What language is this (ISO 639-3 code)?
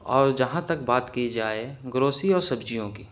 urd